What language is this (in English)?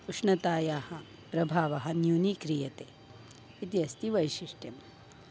Sanskrit